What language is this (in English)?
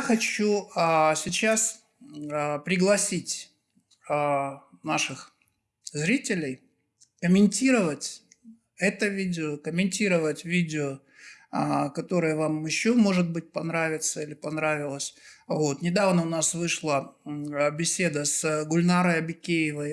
Russian